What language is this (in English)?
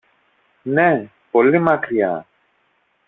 Greek